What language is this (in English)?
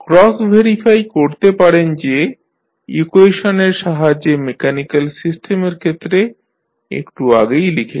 Bangla